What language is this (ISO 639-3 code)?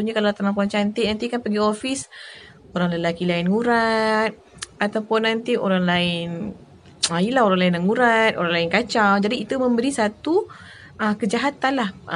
msa